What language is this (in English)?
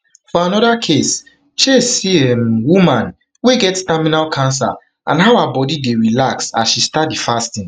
Nigerian Pidgin